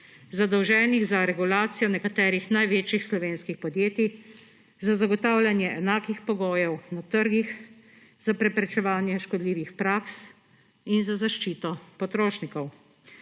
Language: Slovenian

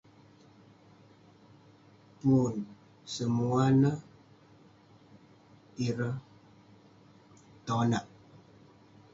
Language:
Western Penan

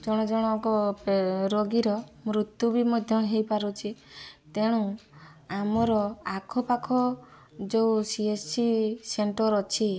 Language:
Odia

